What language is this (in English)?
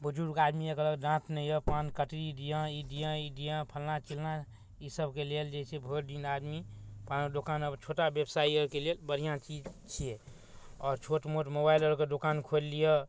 Maithili